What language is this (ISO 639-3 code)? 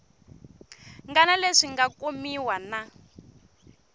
tso